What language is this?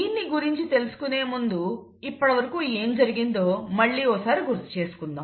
Telugu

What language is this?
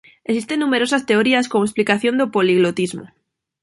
Galician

